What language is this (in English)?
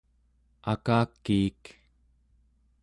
Central Yupik